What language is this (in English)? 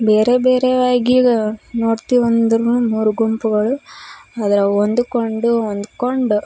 Kannada